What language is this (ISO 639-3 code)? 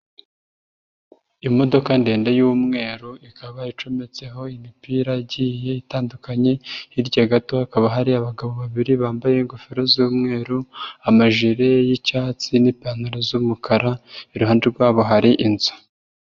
kin